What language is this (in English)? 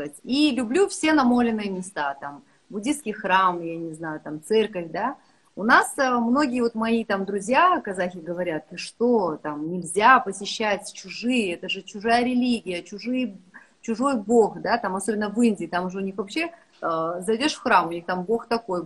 Russian